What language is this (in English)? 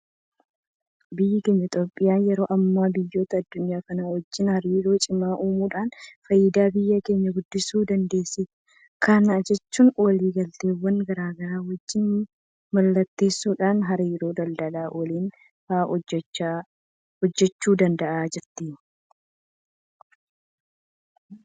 Oromo